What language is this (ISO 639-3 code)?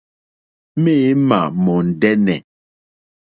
bri